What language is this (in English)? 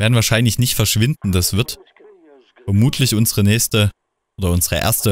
German